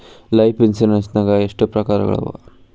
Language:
Kannada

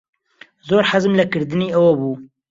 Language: Central Kurdish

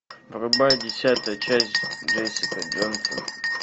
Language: Russian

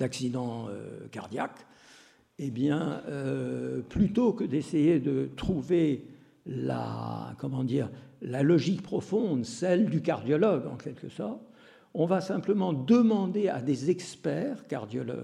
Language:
French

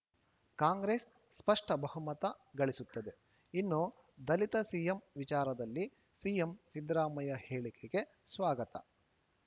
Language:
Kannada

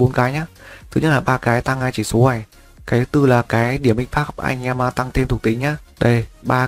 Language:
Vietnamese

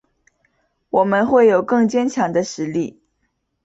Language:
Chinese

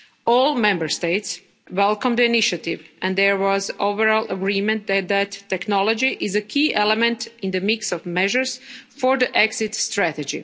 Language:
English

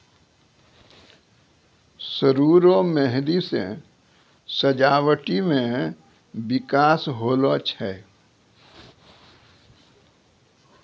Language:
Maithili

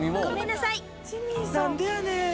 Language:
Japanese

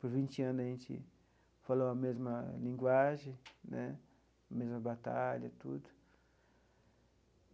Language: Portuguese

